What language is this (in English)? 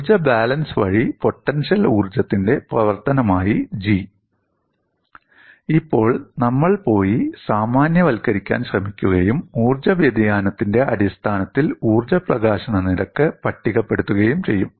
Malayalam